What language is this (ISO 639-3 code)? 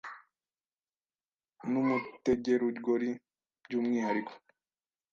kin